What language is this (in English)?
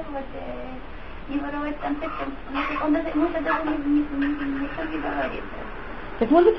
Russian